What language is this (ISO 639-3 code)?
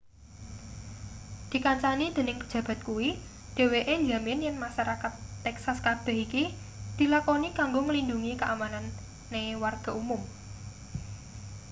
jav